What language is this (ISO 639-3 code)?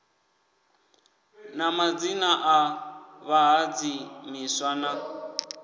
ven